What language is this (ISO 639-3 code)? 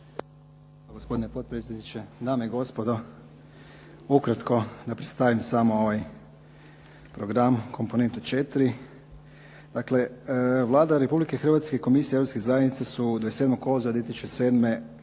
hrv